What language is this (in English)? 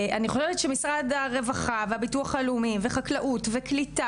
Hebrew